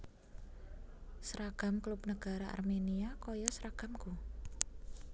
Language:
Javanese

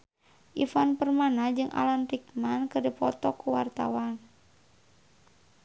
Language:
Sundanese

